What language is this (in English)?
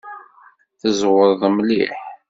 Kabyle